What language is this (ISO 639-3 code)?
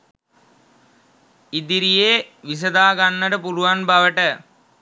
sin